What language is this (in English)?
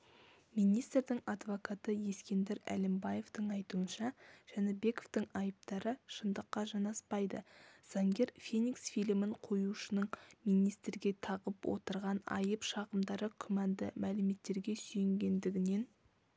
Kazakh